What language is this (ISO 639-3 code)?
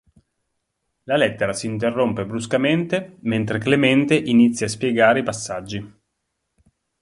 ita